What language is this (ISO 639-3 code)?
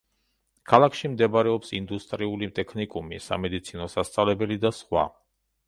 kat